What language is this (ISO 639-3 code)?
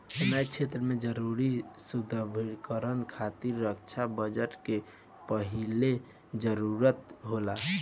bho